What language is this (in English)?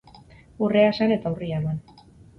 Basque